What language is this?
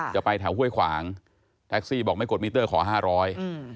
Thai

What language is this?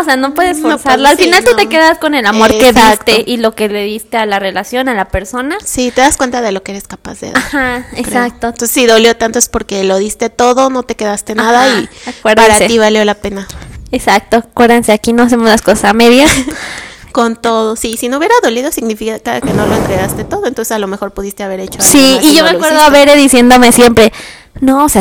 Spanish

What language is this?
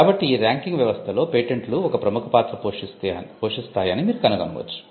Telugu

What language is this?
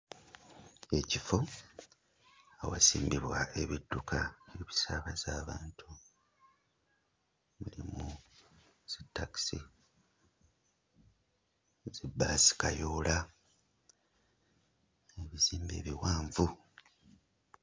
Ganda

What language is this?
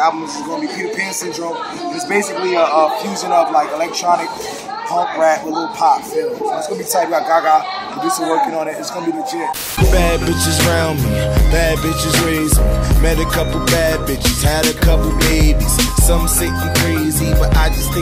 English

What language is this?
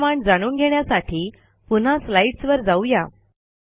Marathi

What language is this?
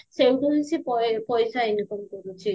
Odia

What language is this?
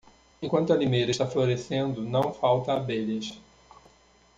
Portuguese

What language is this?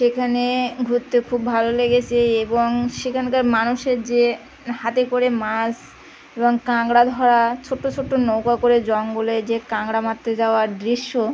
Bangla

